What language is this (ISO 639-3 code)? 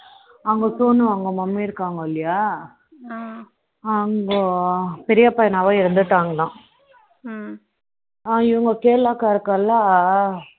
tam